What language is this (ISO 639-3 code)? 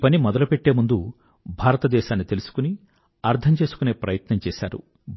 tel